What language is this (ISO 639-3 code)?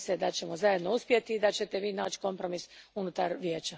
hrv